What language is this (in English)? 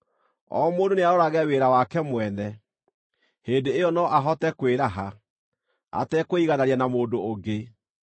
Kikuyu